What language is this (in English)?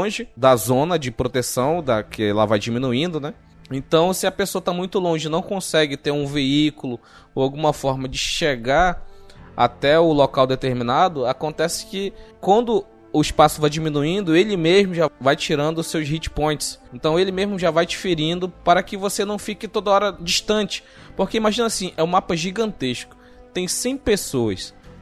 Portuguese